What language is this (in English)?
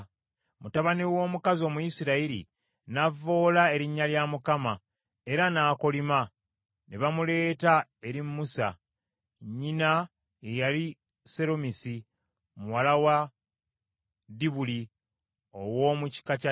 Ganda